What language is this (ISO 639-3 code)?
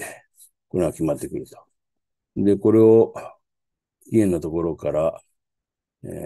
jpn